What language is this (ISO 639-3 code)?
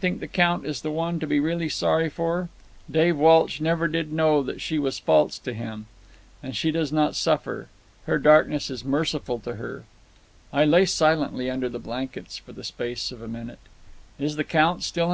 eng